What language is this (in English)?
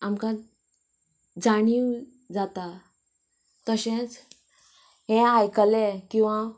Konkani